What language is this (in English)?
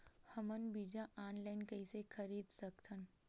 Chhattisgarhi